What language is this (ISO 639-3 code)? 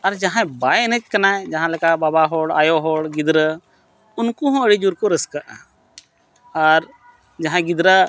sat